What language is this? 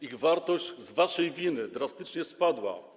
Polish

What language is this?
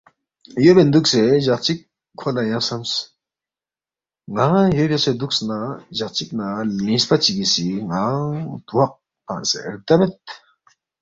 Balti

